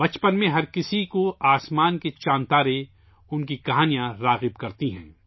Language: Urdu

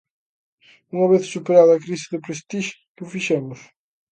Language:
Galician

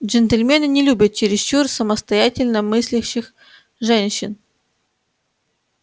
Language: Russian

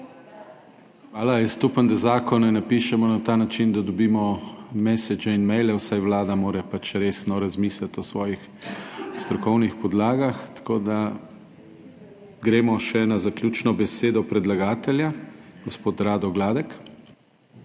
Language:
Slovenian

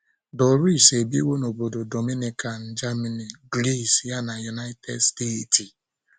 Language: Igbo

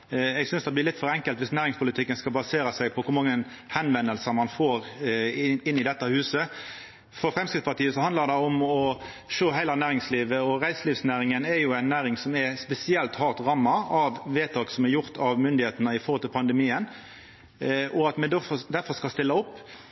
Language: Norwegian Nynorsk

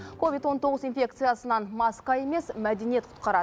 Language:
Kazakh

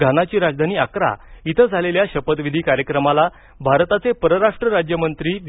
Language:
Marathi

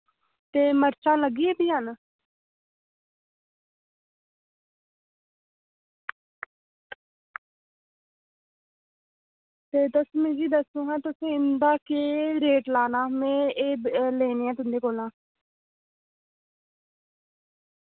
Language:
Dogri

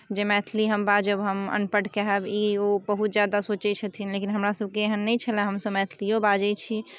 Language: Maithili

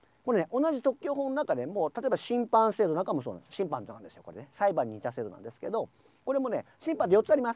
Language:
Japanese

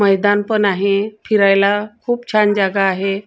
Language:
Marathi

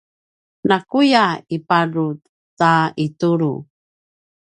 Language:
Paiwan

